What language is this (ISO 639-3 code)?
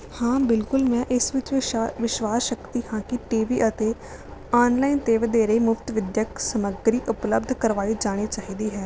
pan